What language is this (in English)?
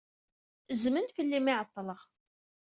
Kabyle